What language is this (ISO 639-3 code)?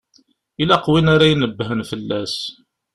kab